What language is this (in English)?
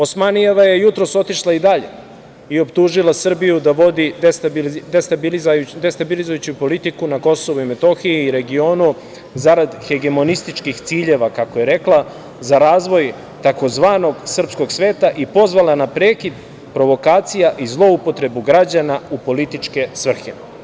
Serbian